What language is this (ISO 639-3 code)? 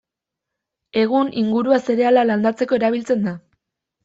eus